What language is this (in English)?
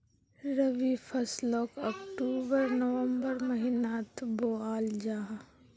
Magahi